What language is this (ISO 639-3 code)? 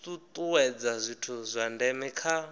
ven